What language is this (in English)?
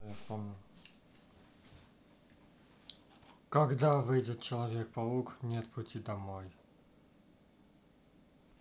Russian